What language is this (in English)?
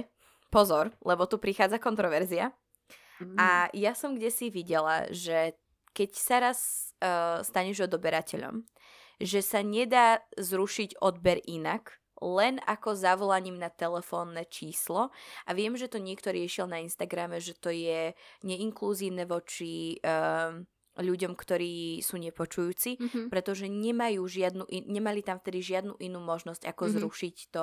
Slovak